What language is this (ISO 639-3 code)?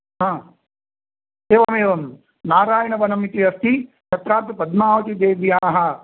san